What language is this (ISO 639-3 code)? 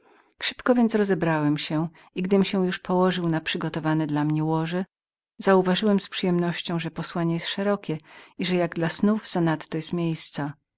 pol